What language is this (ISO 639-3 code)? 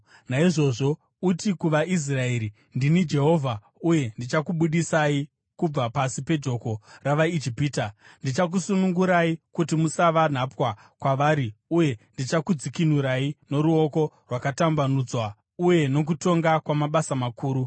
sna